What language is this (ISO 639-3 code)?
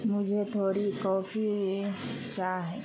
urd